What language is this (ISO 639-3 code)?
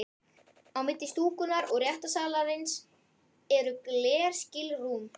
isl